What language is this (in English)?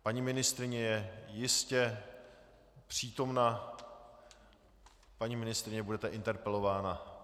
Czech